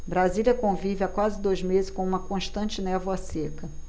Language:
Portuguese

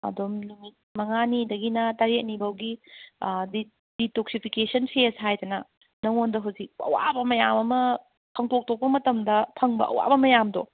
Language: Manipuri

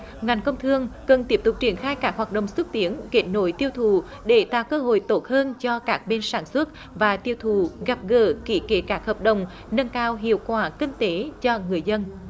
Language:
Vietnamese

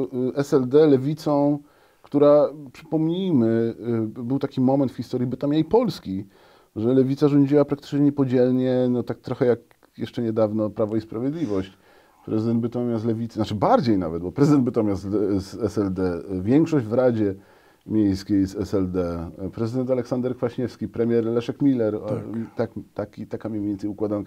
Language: Polish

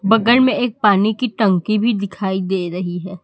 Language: Hindi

